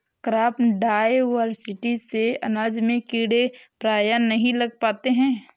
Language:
Hindi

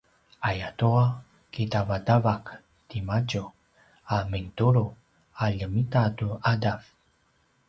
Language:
Paiwan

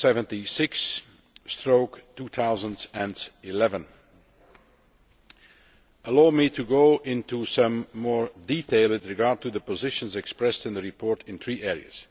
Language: English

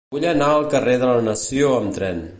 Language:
Catalan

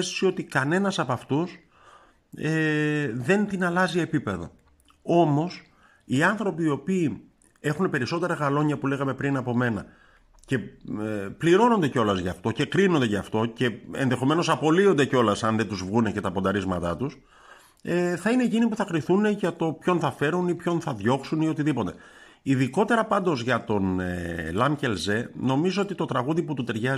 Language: Greek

